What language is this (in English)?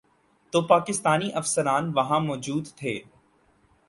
Urdu